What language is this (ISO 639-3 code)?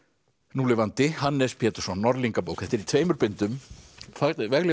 isl